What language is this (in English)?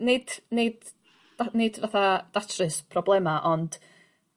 Welsh